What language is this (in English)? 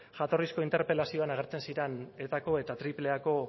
Basque